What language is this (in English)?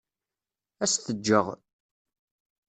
Kabyle